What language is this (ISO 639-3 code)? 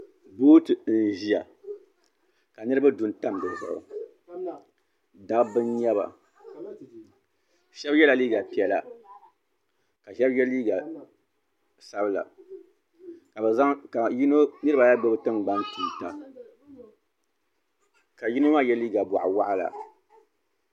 dag